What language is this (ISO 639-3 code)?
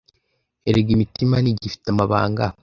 kin